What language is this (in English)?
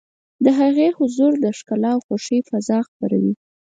Pashto